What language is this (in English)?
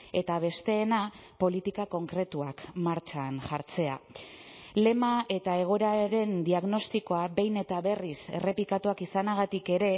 Basque